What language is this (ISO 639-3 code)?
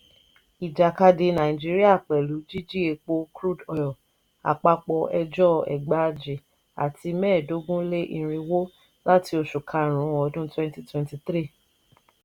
yor